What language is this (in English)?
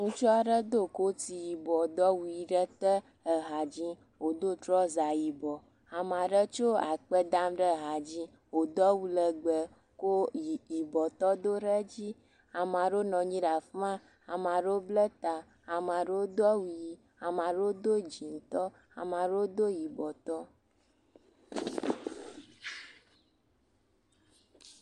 Ewe